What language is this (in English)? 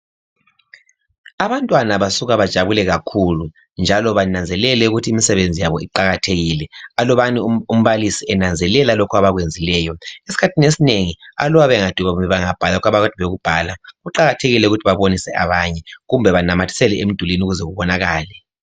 North Ndebele